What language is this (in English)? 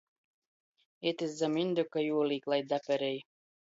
Latgalian